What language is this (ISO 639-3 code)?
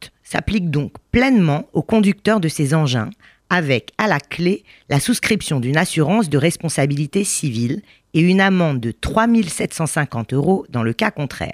fra